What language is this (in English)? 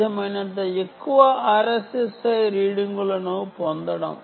Telugu